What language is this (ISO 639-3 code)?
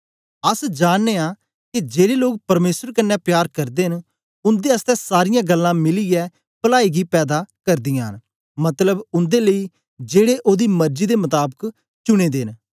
doi